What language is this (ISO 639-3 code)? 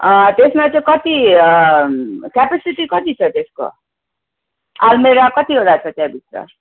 nep